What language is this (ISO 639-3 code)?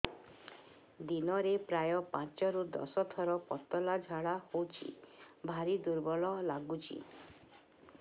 ori